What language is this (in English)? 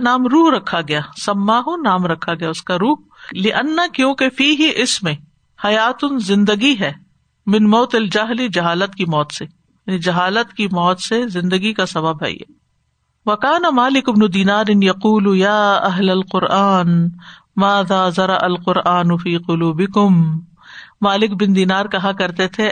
Urdu